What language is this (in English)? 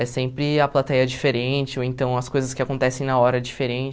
Portuguese